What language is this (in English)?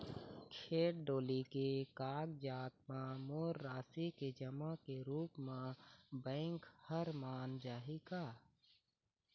Chhattisgarhi